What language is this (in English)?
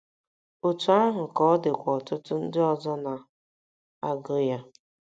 Igbo